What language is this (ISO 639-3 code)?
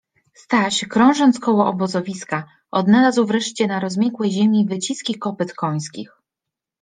pol